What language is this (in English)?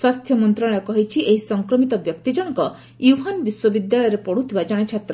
Odia